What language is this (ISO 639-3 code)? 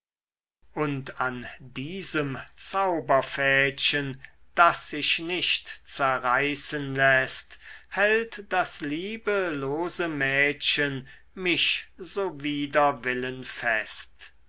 deu